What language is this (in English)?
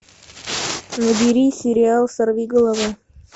Russian